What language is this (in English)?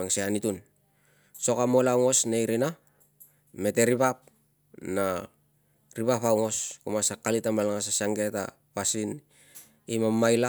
Tungag